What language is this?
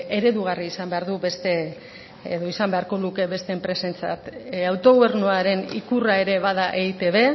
Basque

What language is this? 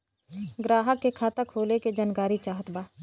Bhojpuri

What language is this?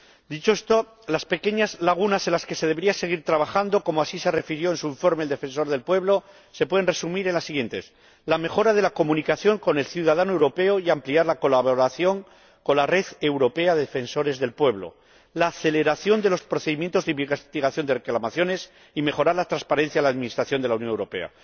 Spanish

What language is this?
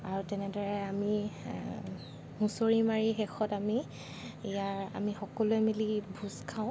Assamese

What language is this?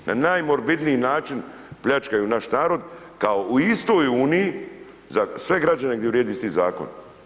Croatian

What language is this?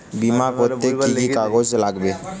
Bangla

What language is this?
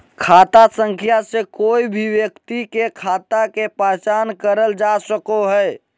Magahi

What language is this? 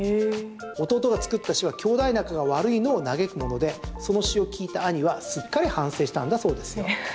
Japanese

